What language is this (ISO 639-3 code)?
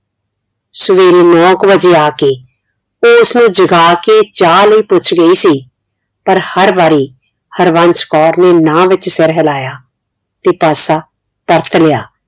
pan